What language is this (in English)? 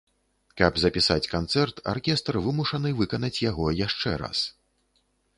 Belarusian